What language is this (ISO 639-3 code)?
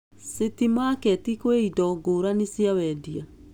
kik